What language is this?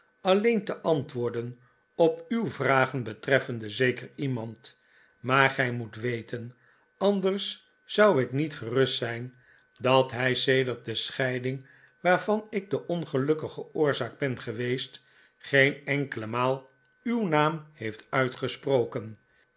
Dutch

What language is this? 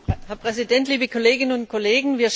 German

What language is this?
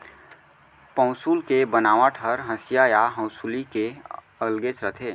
Chhattisgarhi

